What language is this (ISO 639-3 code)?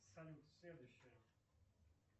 rus